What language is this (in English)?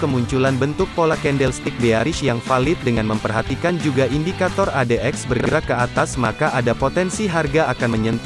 Indonesian